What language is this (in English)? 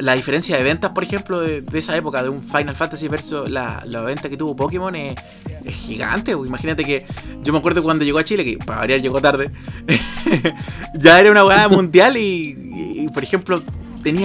Spanish